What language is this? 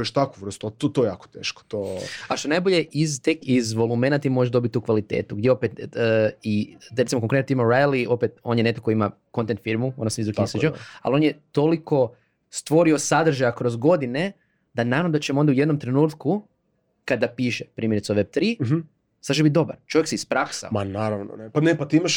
Croatian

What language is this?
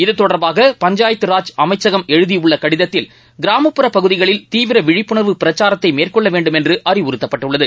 Tamil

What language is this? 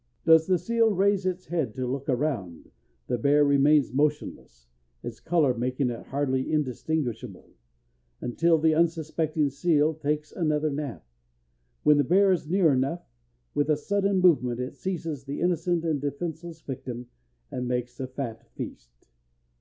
English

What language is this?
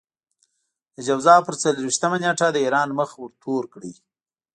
Pashto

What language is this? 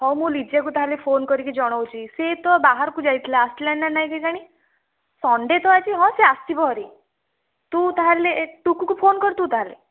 Odia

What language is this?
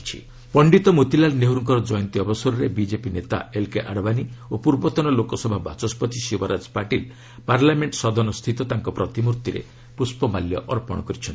Odia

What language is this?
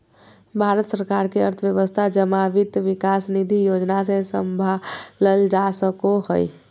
Magahi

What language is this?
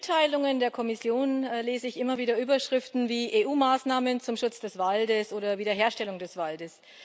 German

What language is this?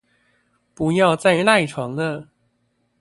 Chinese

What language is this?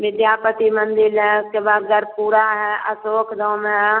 Hindi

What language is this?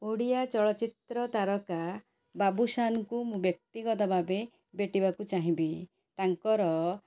Odia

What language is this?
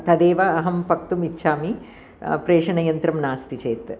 Sanskrit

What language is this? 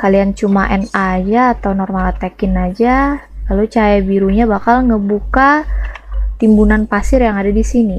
Indonesian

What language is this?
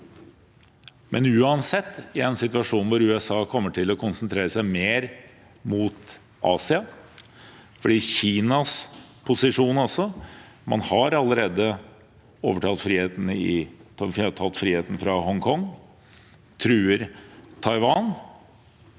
Norwegian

